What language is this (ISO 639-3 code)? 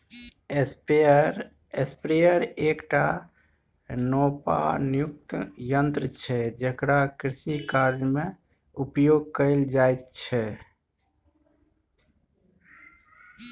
mai